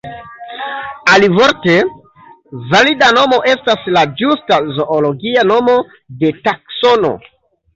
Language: Esperanto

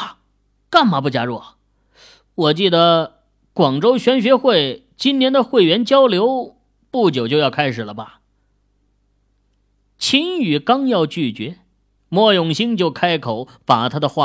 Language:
Chinese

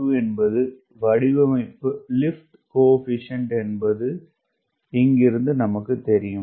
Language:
Tamil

